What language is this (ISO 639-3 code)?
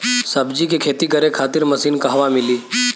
bho